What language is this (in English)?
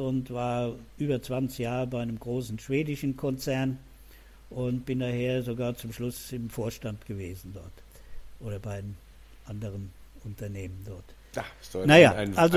German